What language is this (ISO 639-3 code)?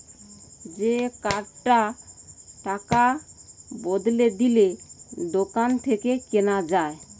ben